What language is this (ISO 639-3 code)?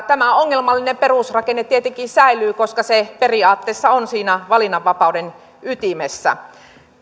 fin